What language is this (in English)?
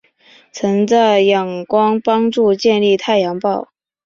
Chinese